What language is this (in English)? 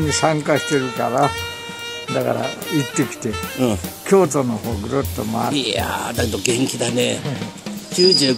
Japanese